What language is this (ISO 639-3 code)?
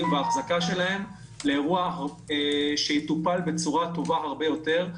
heb